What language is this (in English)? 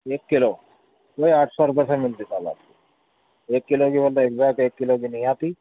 Urdu